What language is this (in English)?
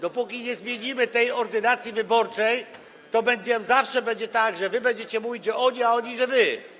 Polish